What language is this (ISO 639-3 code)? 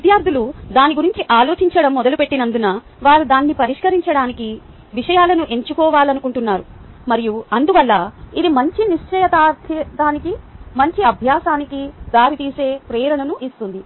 tel